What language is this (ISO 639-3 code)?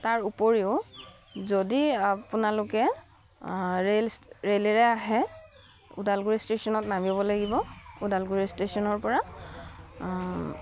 asm